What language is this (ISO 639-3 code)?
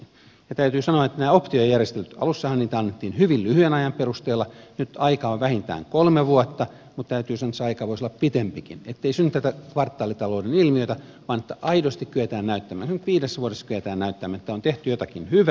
fin